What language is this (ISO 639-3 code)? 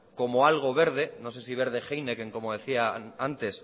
spa